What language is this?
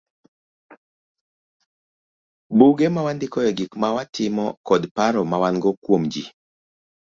Luo (Kenya and Tanzania)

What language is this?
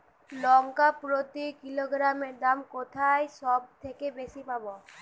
Bangla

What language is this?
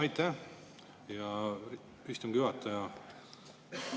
Estonian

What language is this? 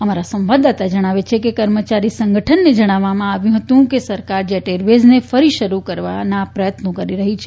Gujarati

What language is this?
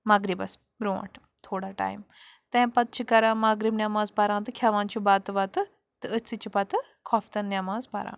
Kashmiri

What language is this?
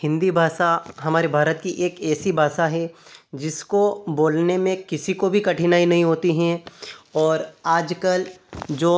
Hindi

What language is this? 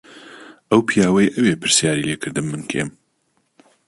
Central Kurdish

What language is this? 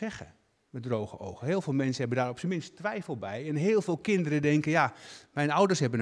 Dutch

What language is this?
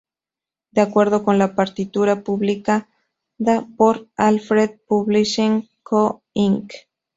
Spanish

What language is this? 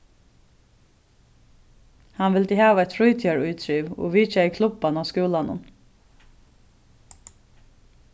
Faroese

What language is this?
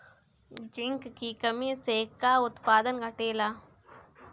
Bhojpuri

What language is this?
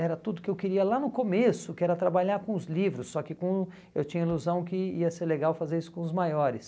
Portuguese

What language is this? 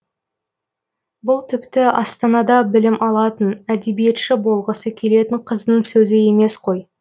Kazakh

